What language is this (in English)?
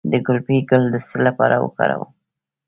Pashto